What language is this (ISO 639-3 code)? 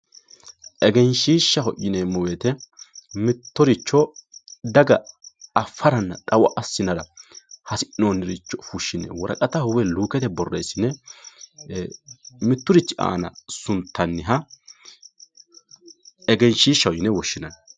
sid